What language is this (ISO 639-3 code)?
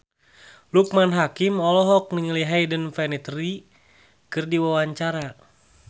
sun